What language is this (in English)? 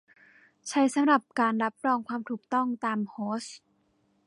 Thai